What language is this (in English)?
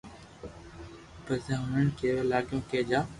Loarki